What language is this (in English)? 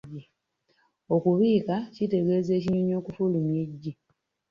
Ganda